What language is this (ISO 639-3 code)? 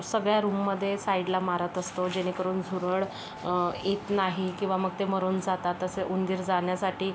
mar